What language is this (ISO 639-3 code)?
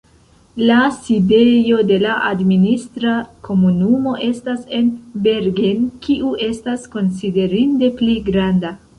epo